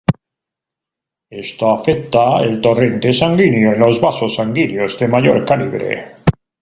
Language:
Spanish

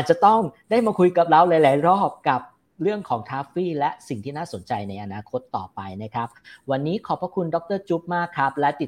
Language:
Thai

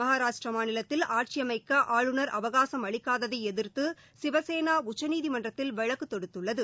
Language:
Tamil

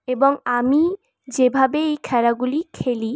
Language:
Bangla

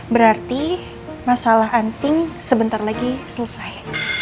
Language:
Indonesian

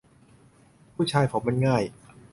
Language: Thai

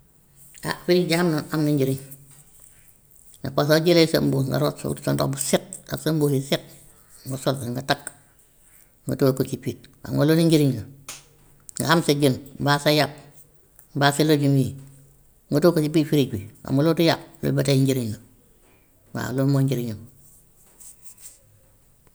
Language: Gambian Wolof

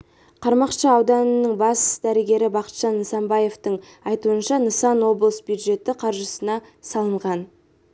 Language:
Kazakh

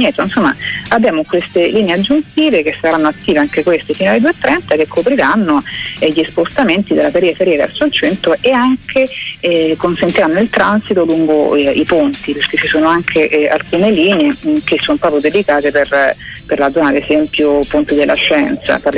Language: Italian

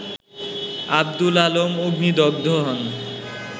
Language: Bangla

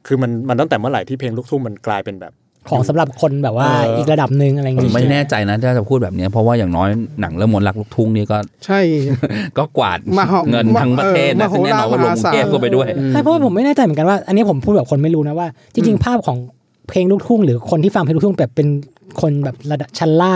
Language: Thai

